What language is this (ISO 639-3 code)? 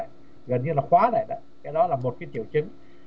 vie